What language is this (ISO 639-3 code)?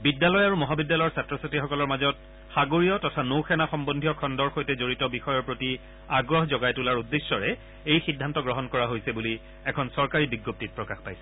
asm